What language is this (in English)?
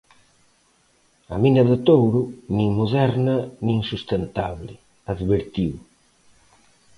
Galician